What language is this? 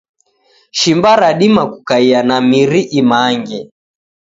Taita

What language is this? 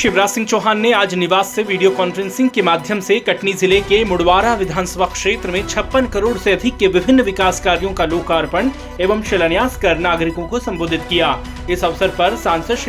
Hindi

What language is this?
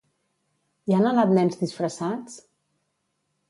Catalan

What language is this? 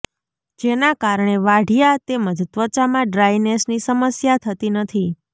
Gujarati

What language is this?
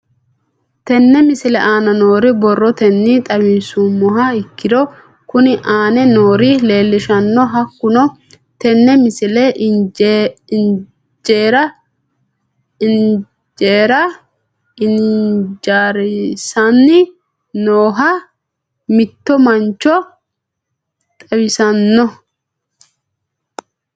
Sidamo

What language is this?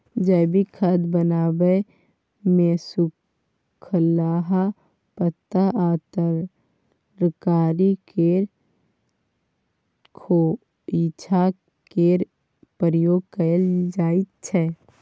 Maithili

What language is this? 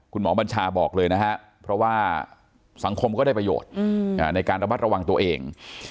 Thai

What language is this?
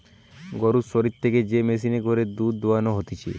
Bangla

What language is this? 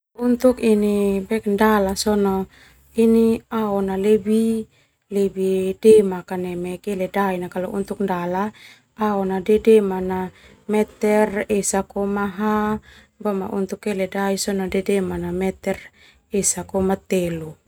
Termanu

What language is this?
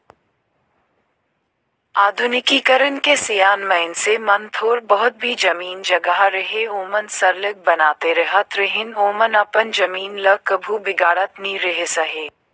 Chhattisgarhi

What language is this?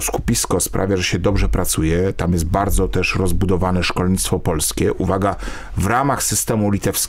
Polish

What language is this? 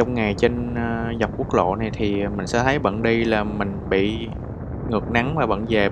Vietnamese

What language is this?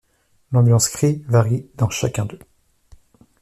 French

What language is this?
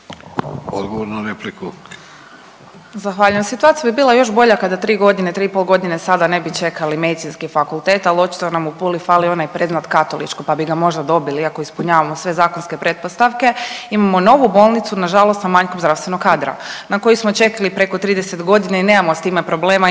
Croatian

